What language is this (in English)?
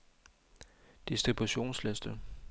Danish